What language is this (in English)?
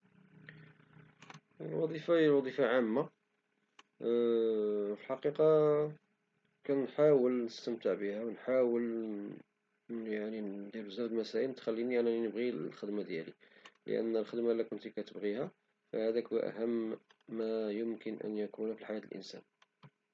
Moroccan Arabic